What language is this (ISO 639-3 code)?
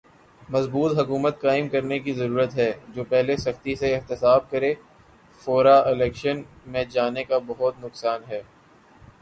urd